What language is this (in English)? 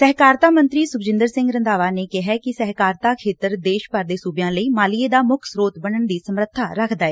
Punjabi